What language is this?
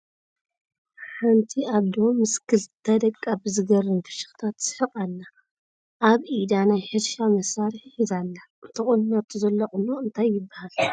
Tigrinya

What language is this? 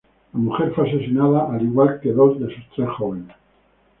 Spanish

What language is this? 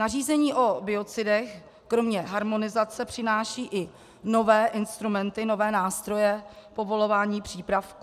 Czech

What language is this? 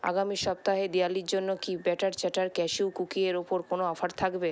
Bangla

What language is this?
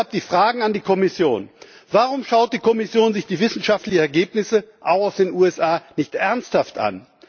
German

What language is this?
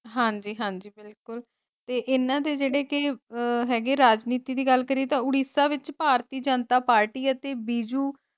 Punjabi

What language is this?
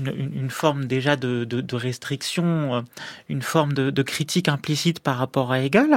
French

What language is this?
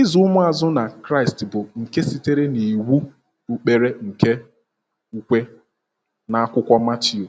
Igbo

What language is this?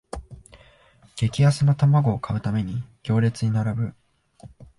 Japanese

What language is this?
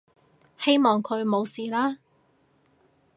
Cantonese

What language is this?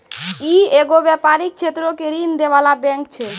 Maithili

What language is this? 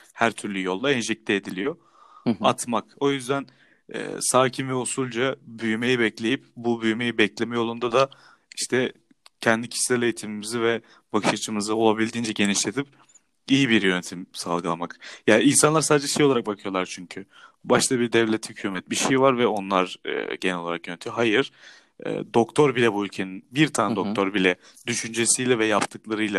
Turkish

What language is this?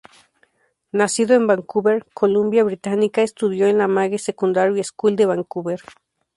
Spanish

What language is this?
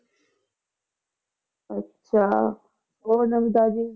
Punjabi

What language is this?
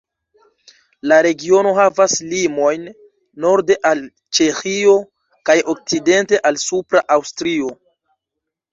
Esperanto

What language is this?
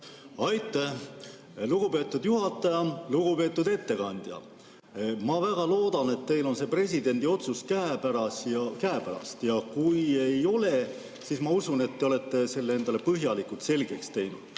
Estonian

